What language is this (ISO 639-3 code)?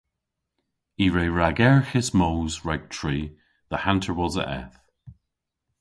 cor